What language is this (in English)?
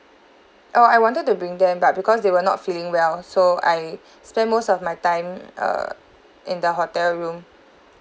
English